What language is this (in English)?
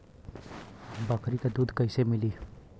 Bhojpuri